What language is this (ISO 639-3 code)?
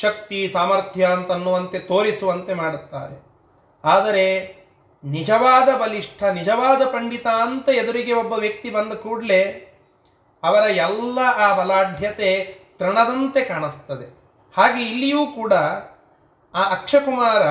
kan